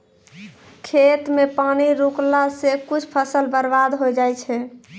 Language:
Maithili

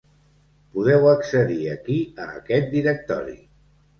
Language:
Catalan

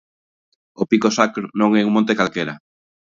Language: Galician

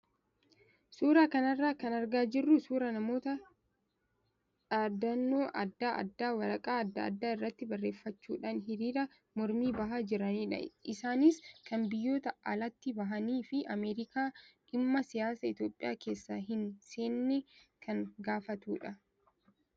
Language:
Oromo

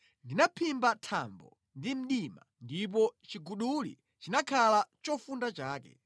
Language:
Nyanja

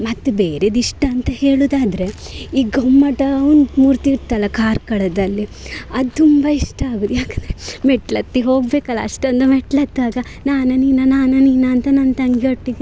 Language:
Kannada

